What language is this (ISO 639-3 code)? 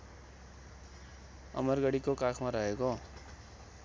nep